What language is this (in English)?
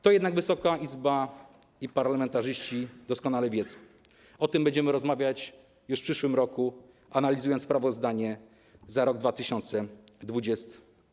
Polish